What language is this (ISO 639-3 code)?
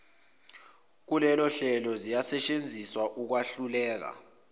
zul